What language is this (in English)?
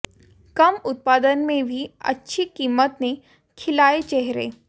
Hindi